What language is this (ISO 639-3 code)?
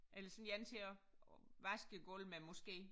dan